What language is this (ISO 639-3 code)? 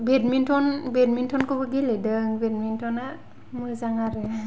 brx